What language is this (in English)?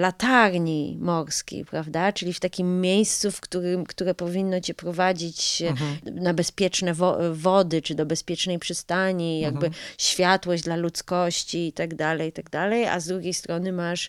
Polish